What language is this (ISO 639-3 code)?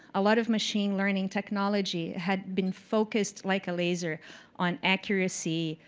eng